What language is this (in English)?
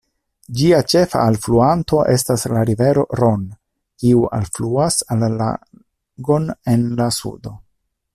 Esperanto